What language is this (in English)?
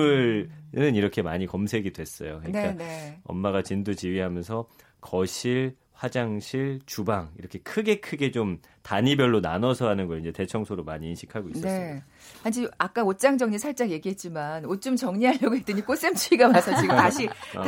Korean